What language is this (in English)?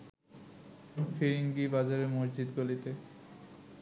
Bangla